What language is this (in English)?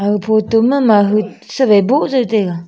Wancho Naga